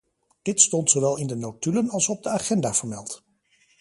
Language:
Dutch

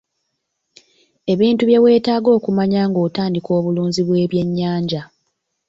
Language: Ganda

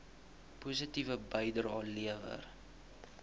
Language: Afrikaans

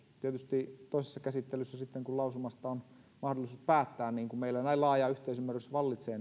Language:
Finnish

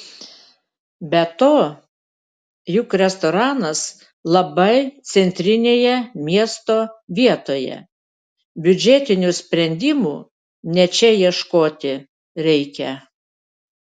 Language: Lithuanian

